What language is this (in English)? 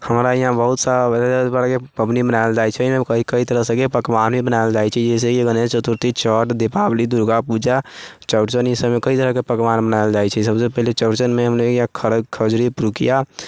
Maithili